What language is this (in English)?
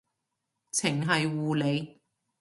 Cantonese